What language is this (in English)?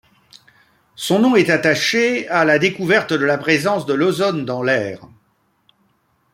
French